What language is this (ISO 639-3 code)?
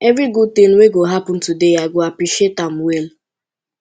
pcm